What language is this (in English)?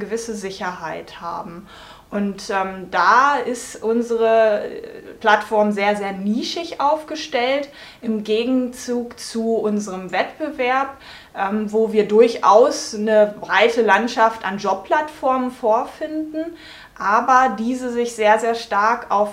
German